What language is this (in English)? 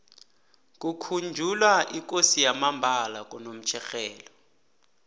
South Ndebele